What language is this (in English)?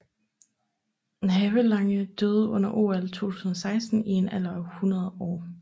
Danish